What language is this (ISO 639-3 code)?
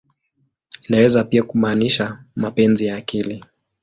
swa